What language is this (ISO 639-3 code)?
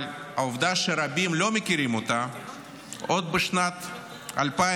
heb